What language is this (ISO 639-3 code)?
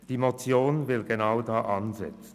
gsw